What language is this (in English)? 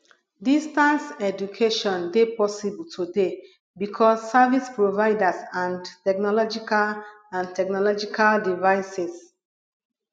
Nigerian Pidgin